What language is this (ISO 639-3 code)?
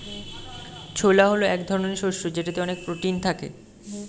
ben